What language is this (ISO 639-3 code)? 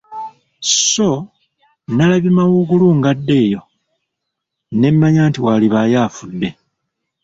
lug